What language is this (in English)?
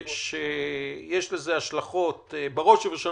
Hebrew